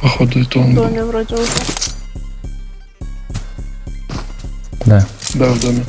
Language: Russian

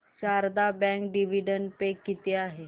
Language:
Marathi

